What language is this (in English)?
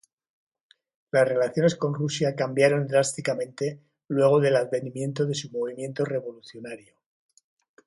Spanish